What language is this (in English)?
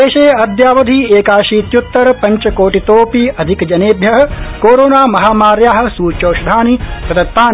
Sanskrit